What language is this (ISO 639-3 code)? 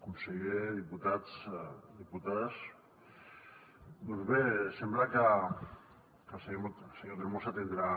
cat